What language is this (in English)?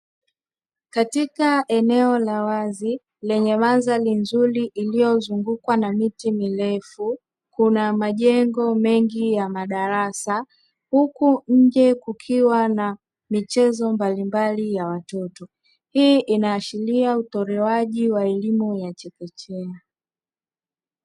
Swahili